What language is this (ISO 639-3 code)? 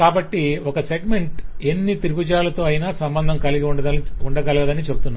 tel